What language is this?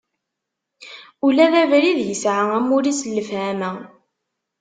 Kabyle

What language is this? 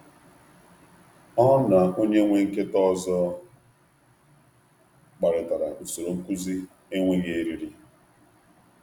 Igbo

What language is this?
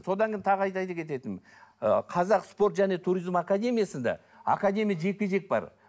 Kazakh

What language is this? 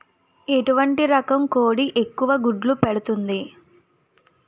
Telugu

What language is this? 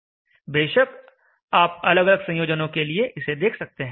Hindi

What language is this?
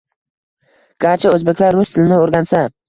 Uzbek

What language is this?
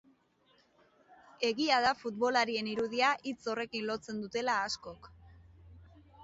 Basque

